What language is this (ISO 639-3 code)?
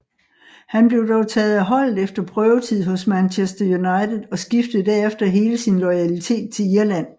dan